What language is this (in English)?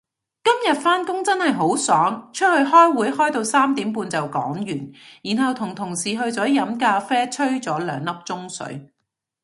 Cantonese